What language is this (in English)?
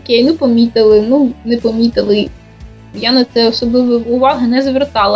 Ukrainian